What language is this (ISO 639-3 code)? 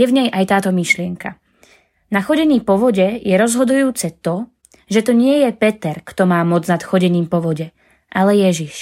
slk